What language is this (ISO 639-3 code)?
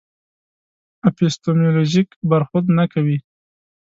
pus